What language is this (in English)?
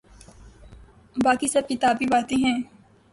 Urdu